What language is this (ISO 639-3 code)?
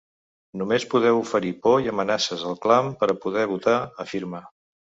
cat